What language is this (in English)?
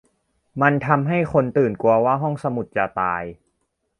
Thai